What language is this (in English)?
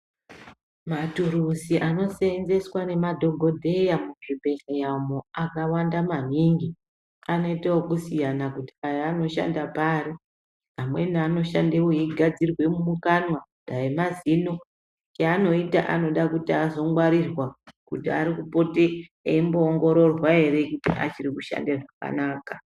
Ndau